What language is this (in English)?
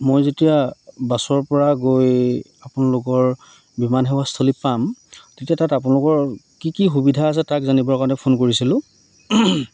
Assamese